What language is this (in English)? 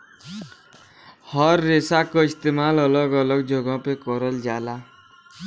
Bhojpuri